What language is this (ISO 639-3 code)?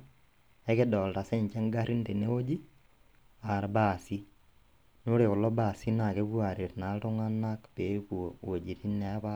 mas